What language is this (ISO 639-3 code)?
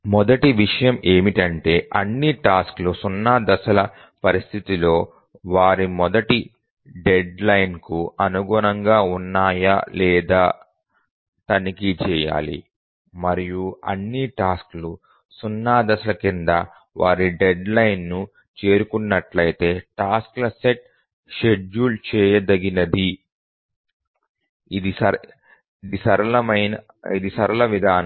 tel